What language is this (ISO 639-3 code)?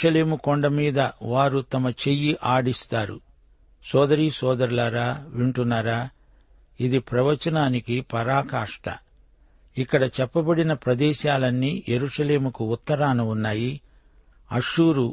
tel